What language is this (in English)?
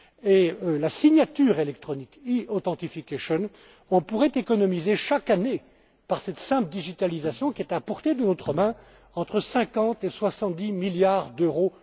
French